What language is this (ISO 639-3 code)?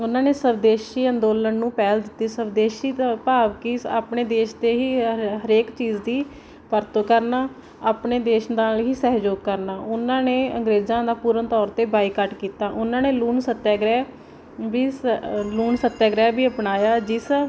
pan